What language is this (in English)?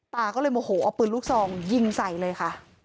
Thai